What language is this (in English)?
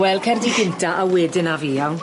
Welsh